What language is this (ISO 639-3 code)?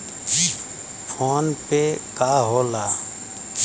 bho